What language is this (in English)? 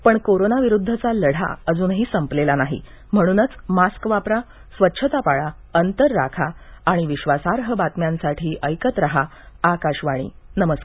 Marathi